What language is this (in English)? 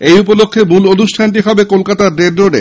Bangla